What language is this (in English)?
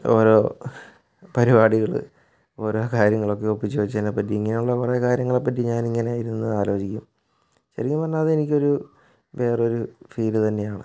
Malayalam